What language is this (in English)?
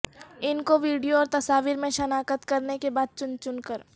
Urdu